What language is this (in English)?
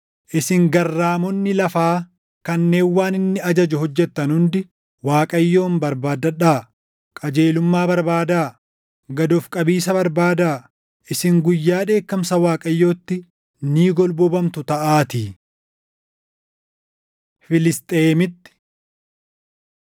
Oromo